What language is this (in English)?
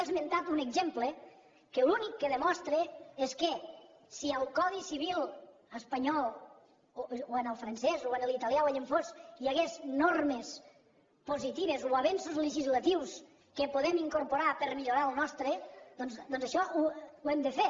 Catalan